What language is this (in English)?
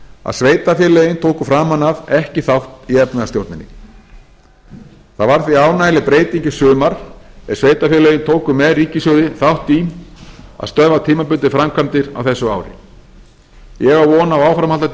Icelandic